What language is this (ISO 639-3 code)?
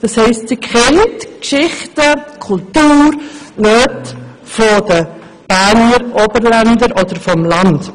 gsw